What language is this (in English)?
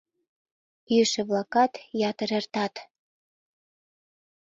Mari